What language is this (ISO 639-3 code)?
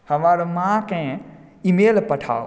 mai